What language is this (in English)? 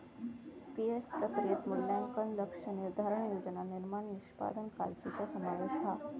Marathi